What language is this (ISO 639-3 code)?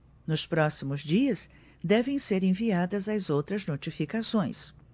por